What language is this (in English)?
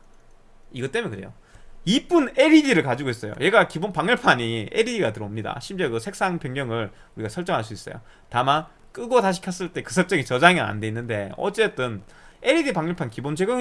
Korean